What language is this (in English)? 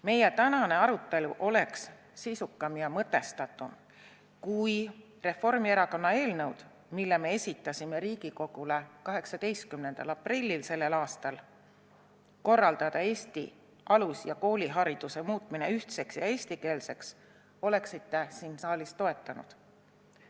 Estonian